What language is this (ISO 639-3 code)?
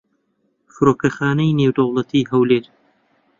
ckb